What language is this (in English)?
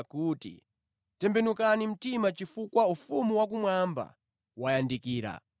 Nyanja